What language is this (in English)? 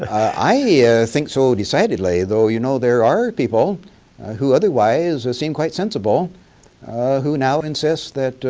English